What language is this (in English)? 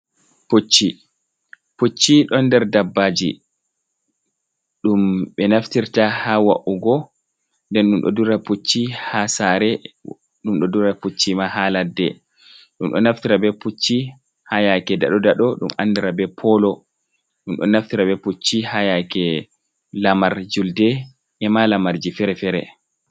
Fula